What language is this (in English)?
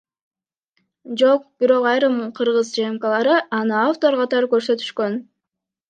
Kyrgyz